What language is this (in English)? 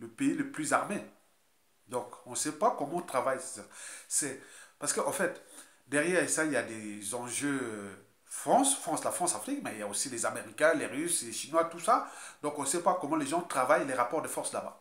French